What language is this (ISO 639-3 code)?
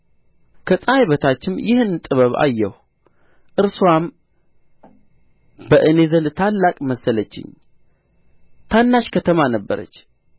amh